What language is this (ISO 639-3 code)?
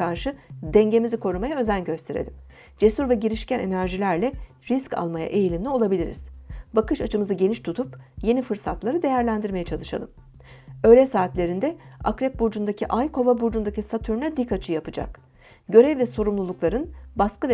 tur